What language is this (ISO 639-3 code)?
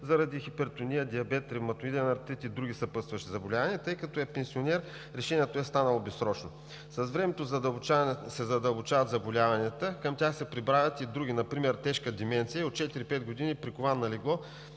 bul